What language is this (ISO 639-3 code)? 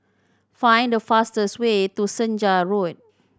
eng